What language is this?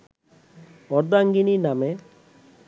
Bangla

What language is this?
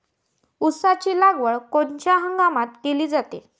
Marathi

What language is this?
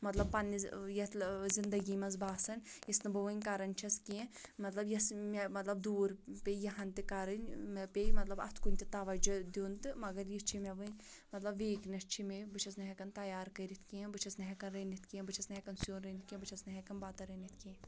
Kashmiri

